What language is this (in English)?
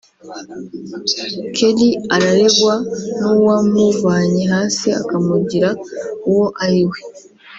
Kinyarwanda